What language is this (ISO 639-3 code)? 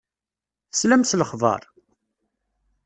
kab